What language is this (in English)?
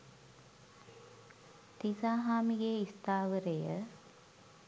Sinhala